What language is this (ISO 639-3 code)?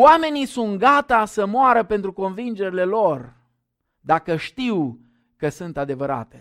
ron